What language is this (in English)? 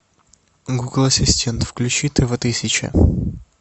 Russian